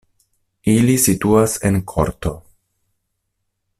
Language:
Esperanto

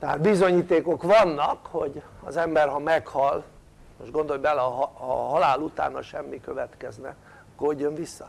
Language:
Hungarian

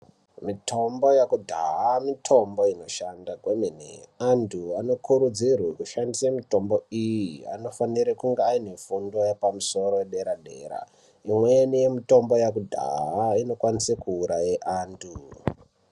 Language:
Ndau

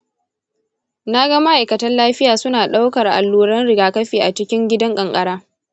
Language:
Hausa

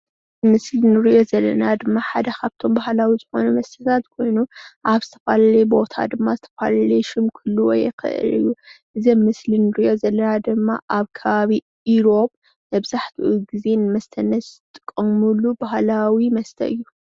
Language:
Tigrinya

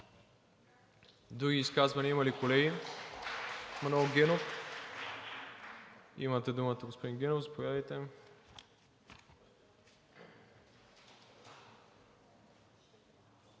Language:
Bulgarian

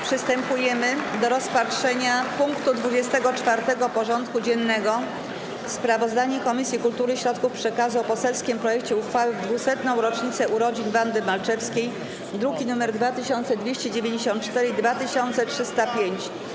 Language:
Polish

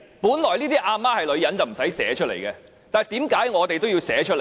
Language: Cantonese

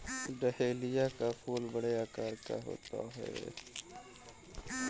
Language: Hindi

